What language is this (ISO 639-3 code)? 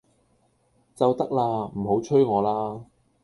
yue